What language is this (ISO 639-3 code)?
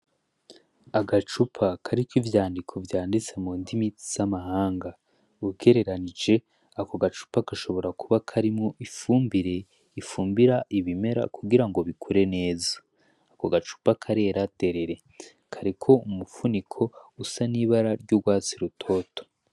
run